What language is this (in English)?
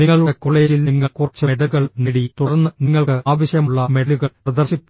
Malayalam